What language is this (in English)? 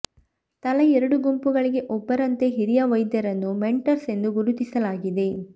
Kannada